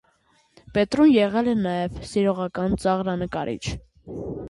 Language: Armenian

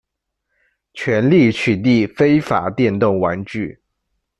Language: Chinese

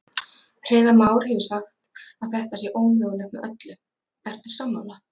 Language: Icelandic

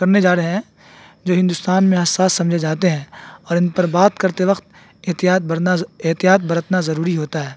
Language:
Urdu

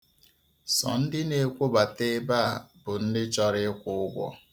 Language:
Igbo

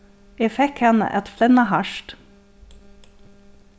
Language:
Faroese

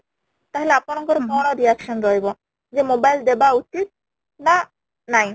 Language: Odia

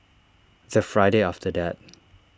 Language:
English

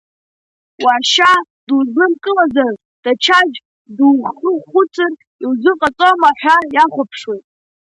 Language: Abkhazian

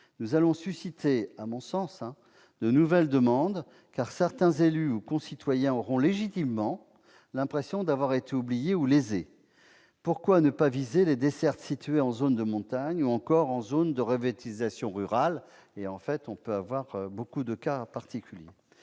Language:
French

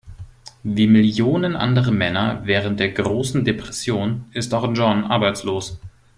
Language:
German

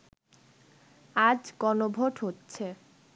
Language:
Bangla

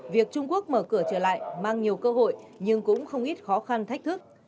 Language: Vietnamese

